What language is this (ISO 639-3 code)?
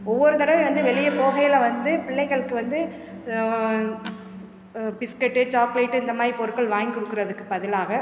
tam